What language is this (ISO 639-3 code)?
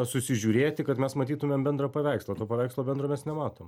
lit